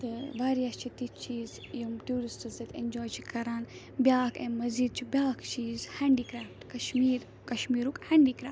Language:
Kashmiri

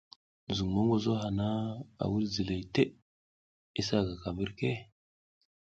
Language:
South Giziga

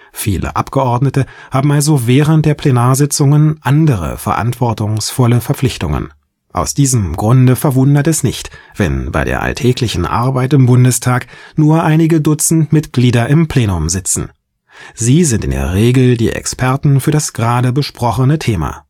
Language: German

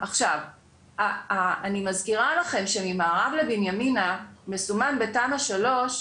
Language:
Hebrew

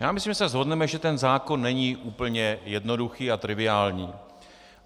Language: Czech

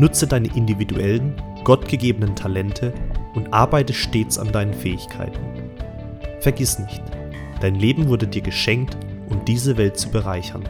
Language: German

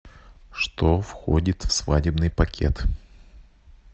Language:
Russian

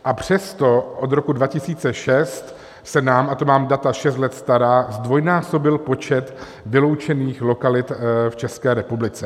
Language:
Czech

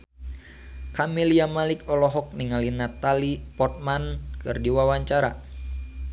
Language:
Sundanese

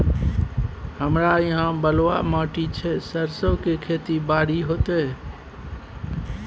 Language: Maithili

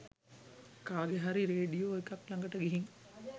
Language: Sinhala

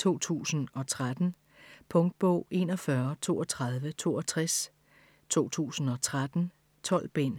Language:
Danish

